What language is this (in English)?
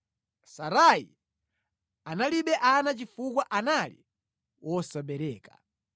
Nyanja